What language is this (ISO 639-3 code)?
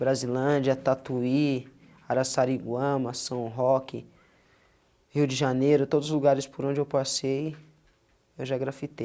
por